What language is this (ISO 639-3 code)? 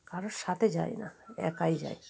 ben